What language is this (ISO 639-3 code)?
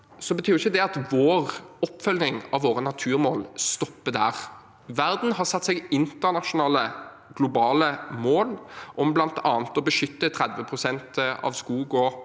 nor